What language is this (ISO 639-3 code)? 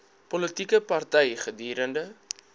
afr